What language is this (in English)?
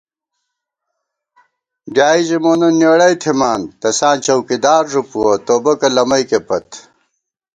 Gawar-Bati